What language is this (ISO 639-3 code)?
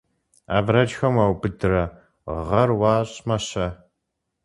kbd